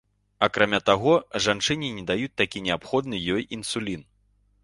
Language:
Belarusian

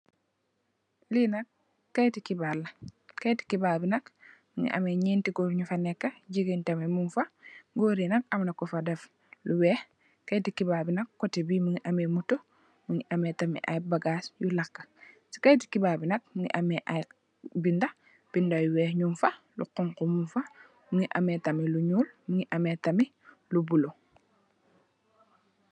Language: Wolof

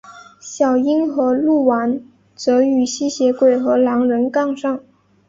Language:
Chinese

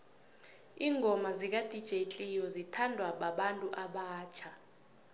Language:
South Ndebele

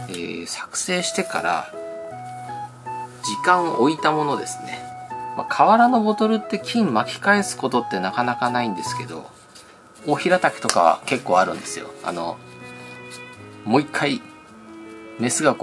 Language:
Japanese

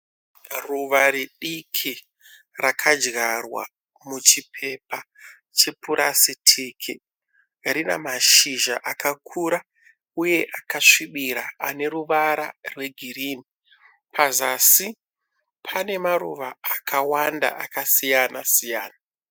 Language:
Shona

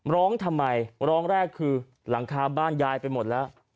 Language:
Thai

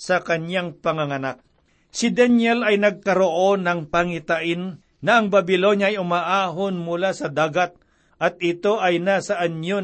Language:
Filipino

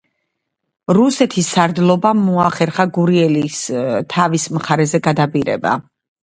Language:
Georgian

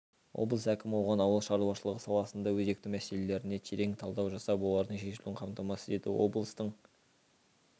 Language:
Kazakh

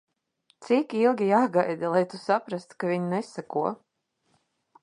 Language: Latvian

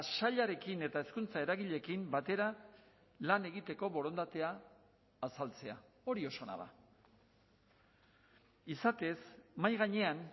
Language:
Basque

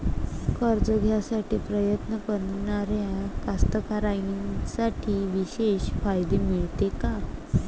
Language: Marathi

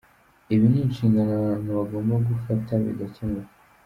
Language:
Kinyarwanda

